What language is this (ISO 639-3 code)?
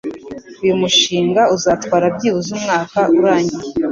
kin